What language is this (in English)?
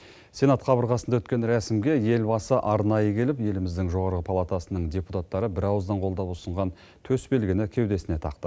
Kazakh